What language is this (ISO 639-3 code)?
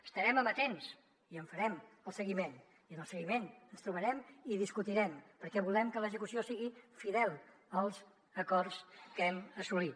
cat